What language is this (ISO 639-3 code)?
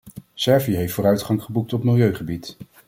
nld